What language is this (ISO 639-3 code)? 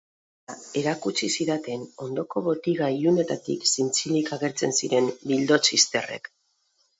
eus